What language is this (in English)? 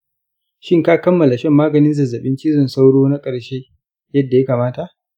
Hausa